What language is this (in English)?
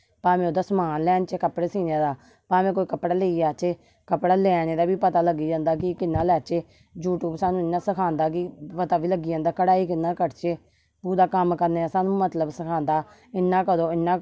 Dogri